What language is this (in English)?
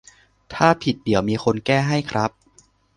Thai